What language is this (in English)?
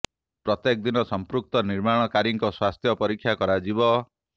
Odia